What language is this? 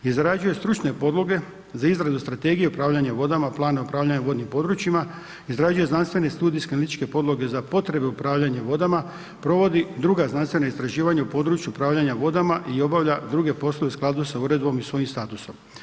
Croatian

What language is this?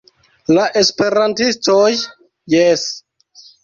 Esperanto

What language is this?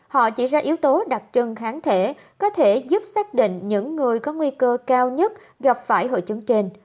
Vietnamese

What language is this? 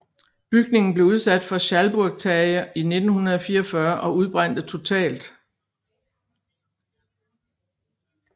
Danish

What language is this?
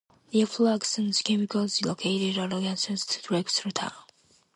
English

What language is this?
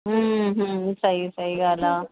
Sindhi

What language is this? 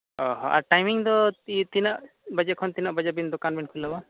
Santali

